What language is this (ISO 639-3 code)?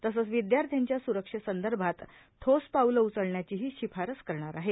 mar